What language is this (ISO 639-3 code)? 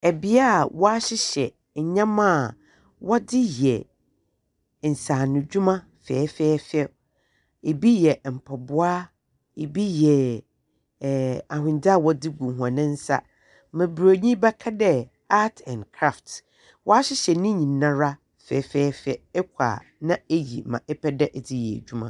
aka